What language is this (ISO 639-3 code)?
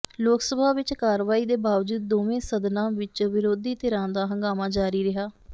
pan